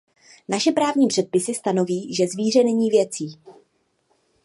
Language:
Czech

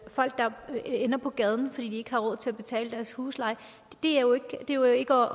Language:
Danish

